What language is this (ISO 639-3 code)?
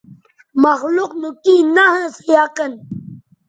btv